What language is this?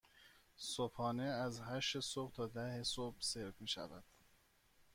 Persian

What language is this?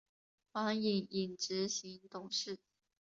Chinese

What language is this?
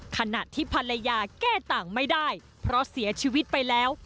Thai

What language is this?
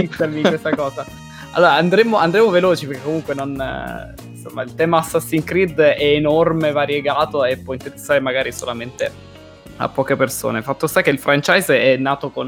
Italian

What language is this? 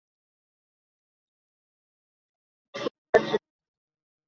Chinese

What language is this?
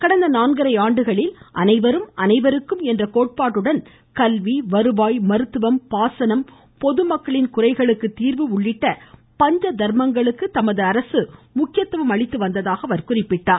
Tamil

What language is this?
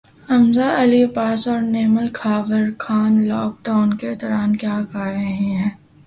Urdu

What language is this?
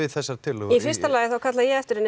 Icelandic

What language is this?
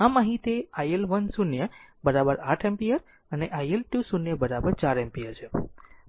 Gujarati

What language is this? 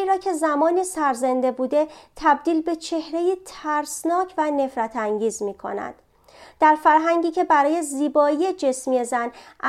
Persian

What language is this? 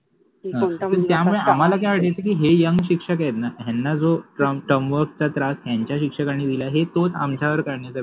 Marathi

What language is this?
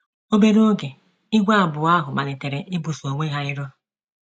Igbo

